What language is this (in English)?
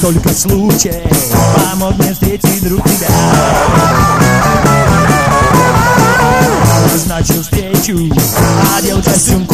Spanish